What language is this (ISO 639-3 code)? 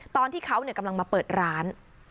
tha